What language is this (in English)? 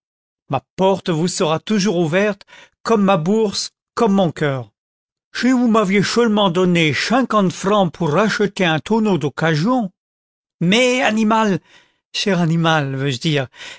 French